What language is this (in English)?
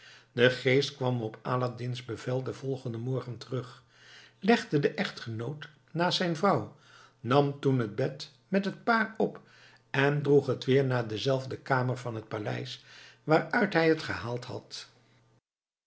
Dutch